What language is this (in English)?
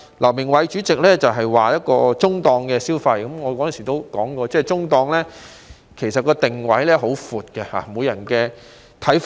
Cantonese